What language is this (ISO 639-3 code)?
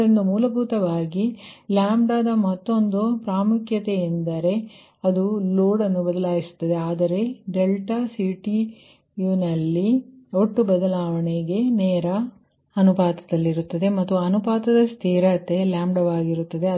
kan